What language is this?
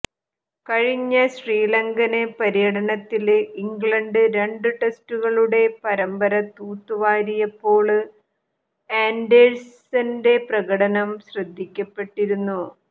Malayalam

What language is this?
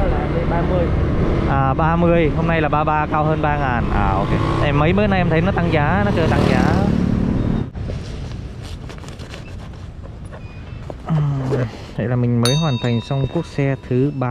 Vietnamese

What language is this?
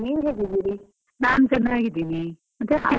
Kannada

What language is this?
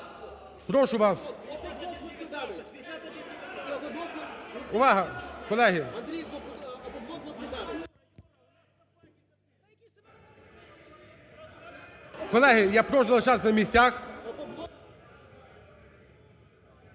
Ukrainian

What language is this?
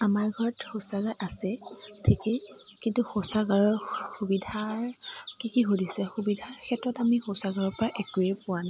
Assamese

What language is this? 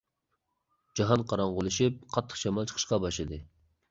Uyghur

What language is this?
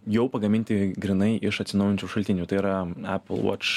Lithuanian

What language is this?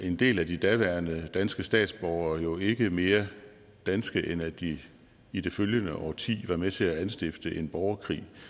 Danish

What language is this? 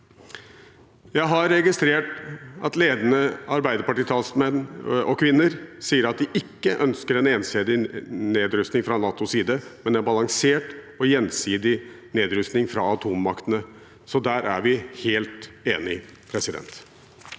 Norwegian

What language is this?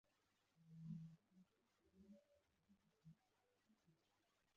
Kinyarwanda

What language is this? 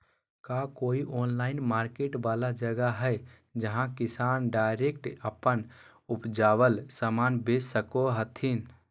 Magahi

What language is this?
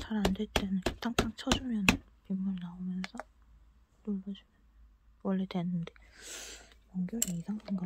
Korean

